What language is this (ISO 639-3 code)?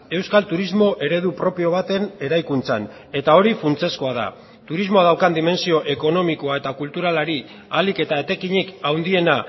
eus